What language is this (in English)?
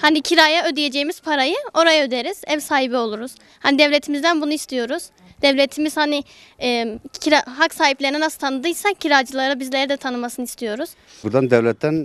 Turkish